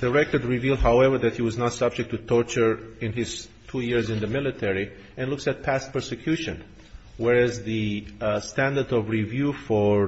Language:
English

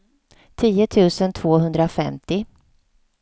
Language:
Swedish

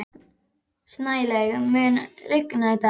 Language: Icelandic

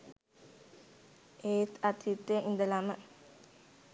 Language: Sinhala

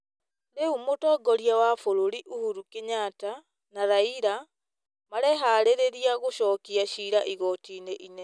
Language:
Kikuyu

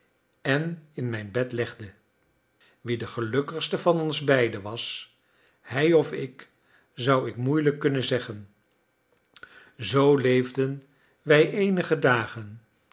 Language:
Dutch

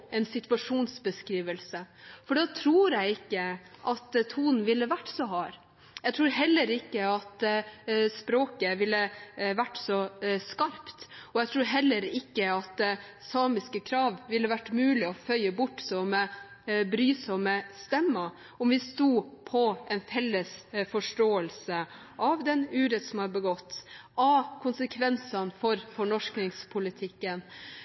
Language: Norwegian Bokmål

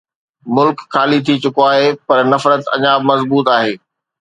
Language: Sindhi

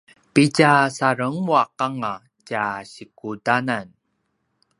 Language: Paiwan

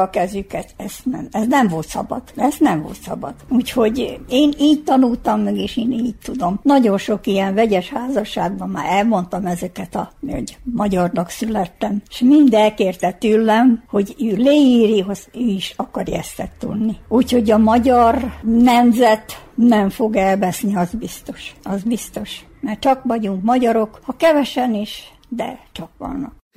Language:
Hungarian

